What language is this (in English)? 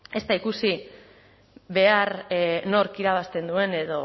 Basque